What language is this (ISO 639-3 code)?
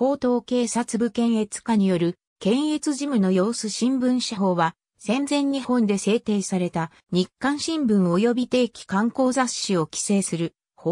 jpn